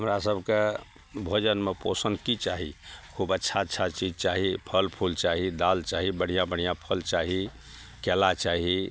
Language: Maithili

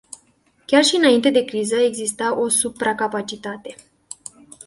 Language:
Romanian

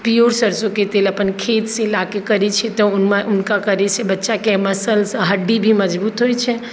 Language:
Maithili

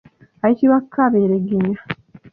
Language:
Ganda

